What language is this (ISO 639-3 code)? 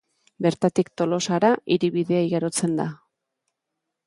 eus